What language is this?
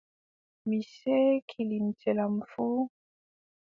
Adamawa Fulfulde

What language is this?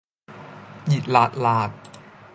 Cantonese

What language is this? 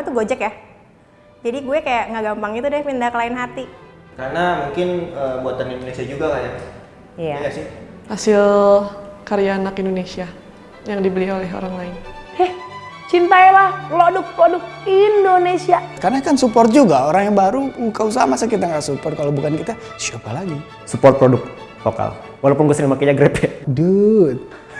Indonesian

